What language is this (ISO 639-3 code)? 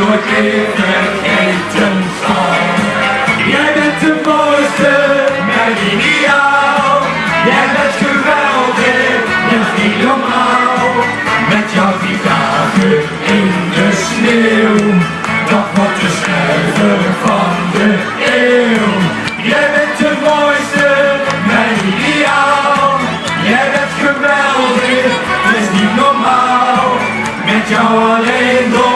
nld